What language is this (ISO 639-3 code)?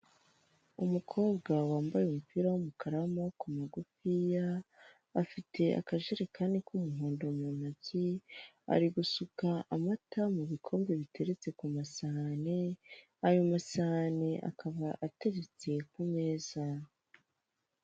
kin